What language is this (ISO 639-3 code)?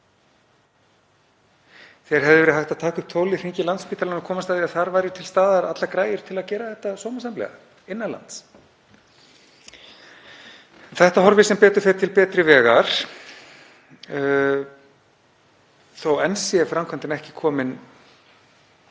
isl